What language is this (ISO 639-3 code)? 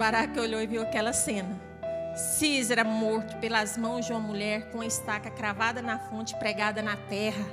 por